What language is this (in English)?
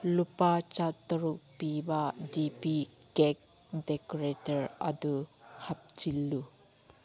Manipuri